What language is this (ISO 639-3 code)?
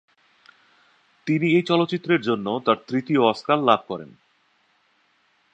ben